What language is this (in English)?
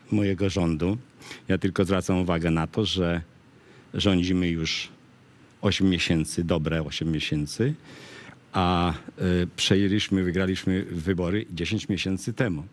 Polish